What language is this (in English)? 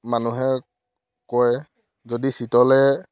Assamese